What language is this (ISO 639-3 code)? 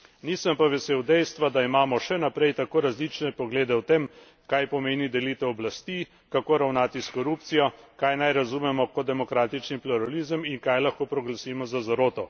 slv